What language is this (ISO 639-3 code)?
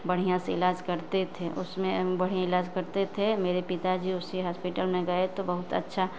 hin